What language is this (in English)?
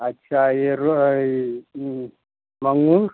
Hindi